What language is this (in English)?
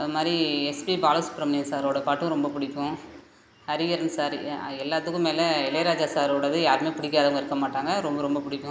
Tamil